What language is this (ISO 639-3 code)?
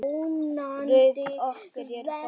isl